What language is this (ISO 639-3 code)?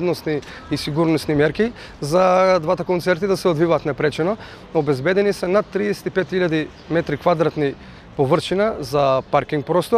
mkd